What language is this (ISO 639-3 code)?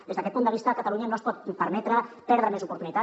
cat